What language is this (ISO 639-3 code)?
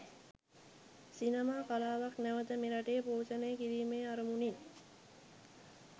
sin